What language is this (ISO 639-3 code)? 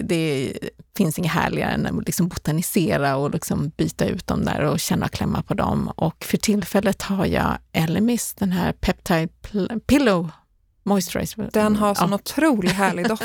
swe